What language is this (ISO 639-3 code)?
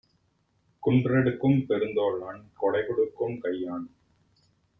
tam